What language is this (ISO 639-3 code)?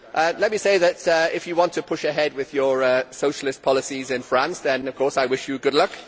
eng